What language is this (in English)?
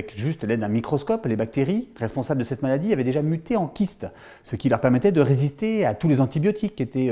French